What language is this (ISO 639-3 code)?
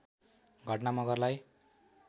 nep